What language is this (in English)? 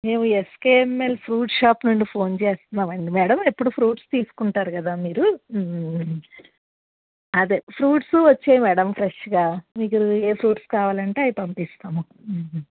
Telugu